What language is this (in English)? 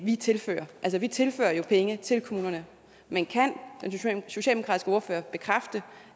Danish